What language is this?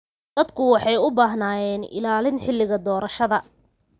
Somali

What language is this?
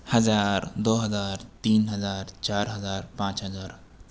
Urdu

